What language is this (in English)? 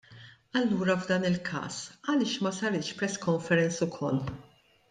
Maltese